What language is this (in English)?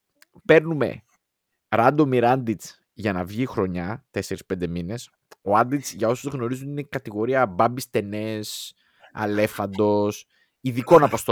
Greek